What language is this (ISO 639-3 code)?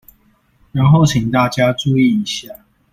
zho